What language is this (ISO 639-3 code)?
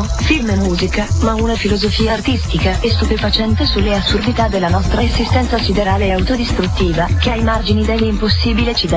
ita